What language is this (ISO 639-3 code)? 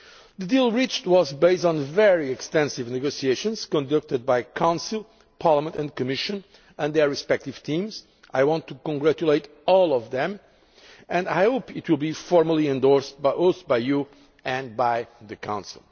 eng